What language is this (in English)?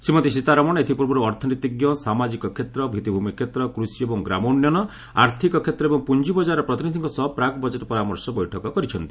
Odia